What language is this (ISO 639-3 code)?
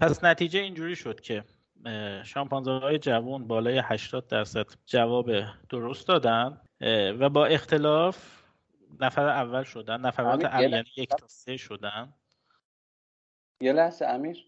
fas